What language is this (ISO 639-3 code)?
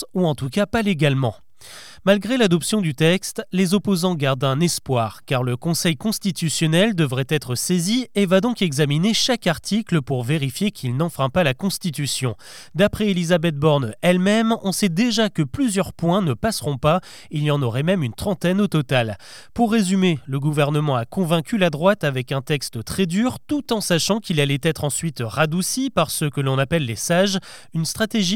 fra